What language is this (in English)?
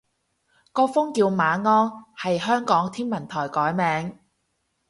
Cantonese